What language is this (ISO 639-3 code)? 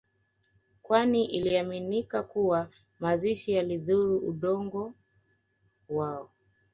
swa